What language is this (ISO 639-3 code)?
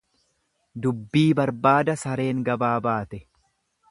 orm